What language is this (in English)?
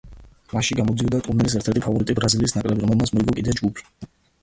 Georgian